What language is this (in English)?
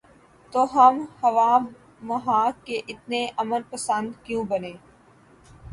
Urdu